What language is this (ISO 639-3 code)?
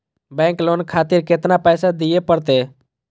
mai